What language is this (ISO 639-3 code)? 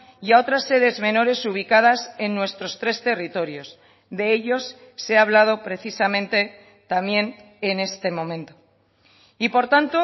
spa